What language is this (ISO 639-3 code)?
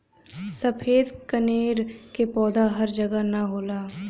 bho